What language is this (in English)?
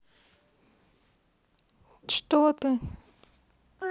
Russian